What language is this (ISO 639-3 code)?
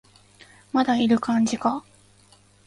jpn